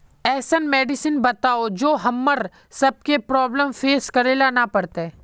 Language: Magahi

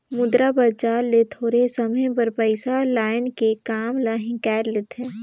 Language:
Chhattisgarhi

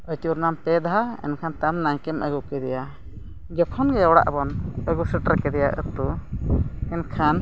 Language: Santali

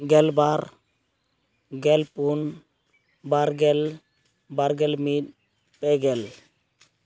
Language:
Santali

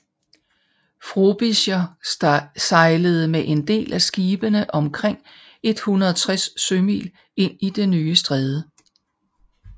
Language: Danish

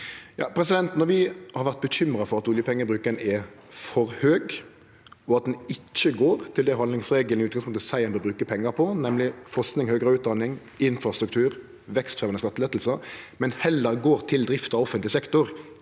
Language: Norwegian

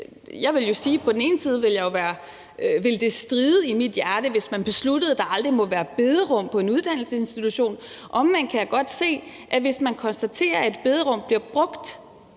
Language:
Danish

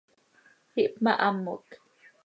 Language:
Seri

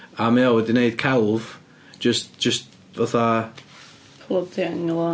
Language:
Welsh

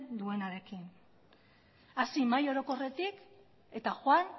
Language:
Basque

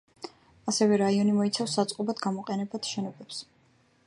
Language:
Georgian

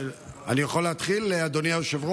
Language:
Hebrew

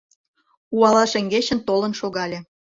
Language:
Mari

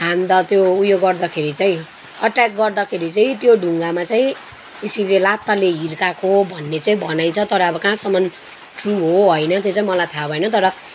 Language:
Nepali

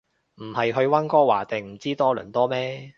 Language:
Cantonese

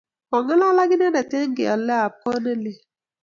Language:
Kalenjin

